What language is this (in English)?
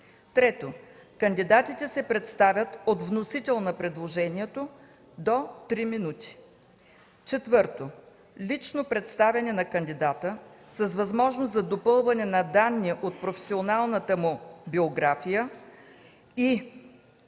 Bulgarian